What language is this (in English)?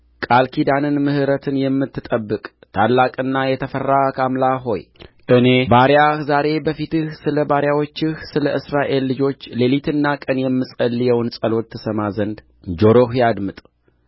Amharic